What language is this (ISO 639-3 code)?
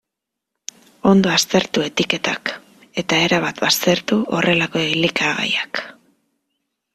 eus